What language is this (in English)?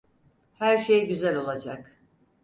Turkish